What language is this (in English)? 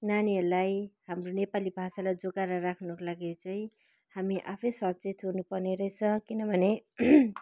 Nepali